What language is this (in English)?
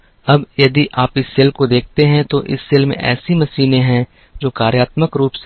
Hindi